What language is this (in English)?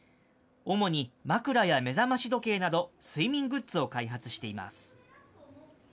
Japanese